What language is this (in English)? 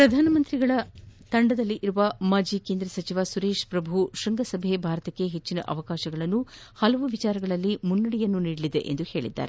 Kannada